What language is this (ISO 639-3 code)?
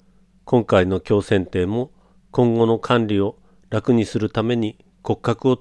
jpn